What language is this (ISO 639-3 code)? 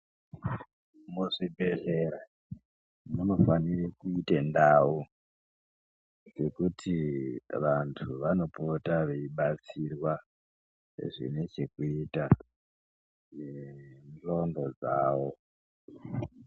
ndc